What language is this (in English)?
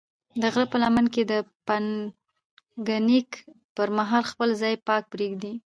Pashto